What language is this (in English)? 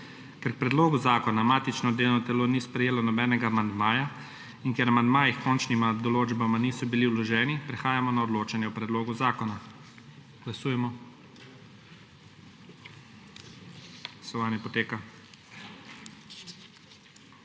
Slovenian